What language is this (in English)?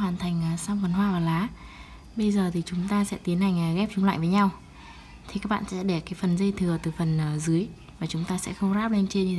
Vietnamese